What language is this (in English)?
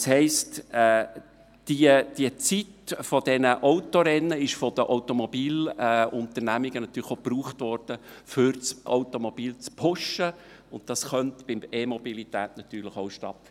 Swiss German